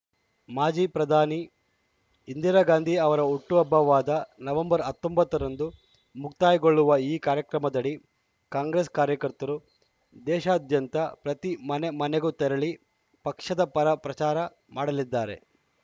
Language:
Kannada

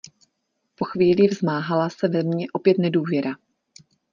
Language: Czech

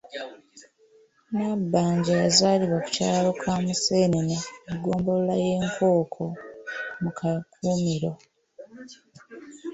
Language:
Ganda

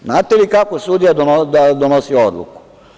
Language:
Serbian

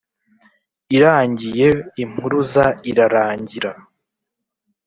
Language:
Kinyarwanda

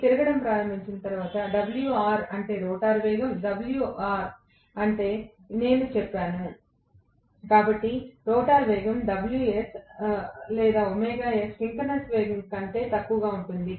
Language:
Telugu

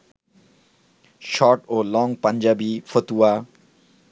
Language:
Bangla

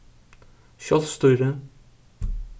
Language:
Faroese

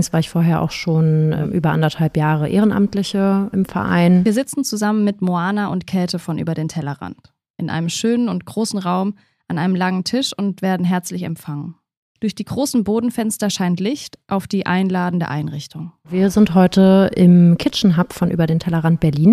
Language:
German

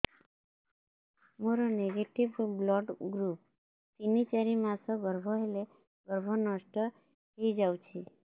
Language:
Odia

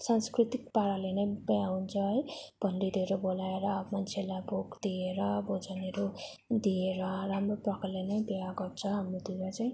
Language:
Nepali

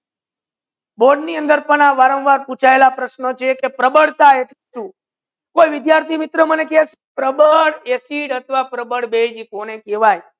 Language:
Gujarati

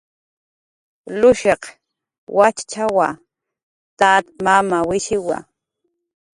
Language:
Jaqaru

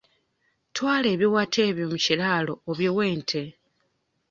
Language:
Ganda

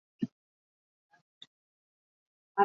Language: Basque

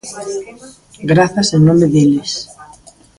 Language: Galician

